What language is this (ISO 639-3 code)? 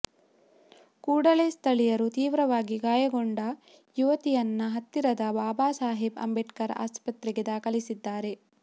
kan